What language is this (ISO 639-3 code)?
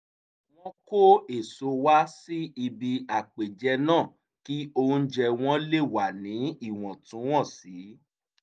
yor